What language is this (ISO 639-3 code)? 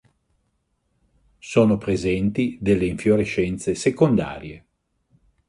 ita